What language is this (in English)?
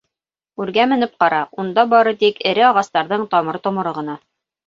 Bashkir